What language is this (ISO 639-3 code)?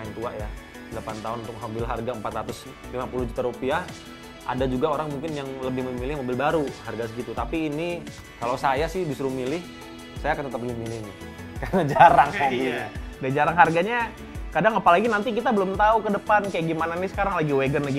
ind